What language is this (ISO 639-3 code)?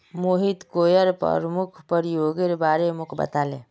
mag